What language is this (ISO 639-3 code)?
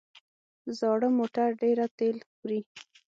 pus